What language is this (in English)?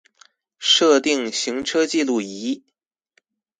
Chinese